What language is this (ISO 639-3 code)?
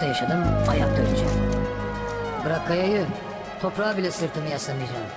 tur